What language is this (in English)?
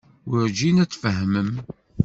Kabyle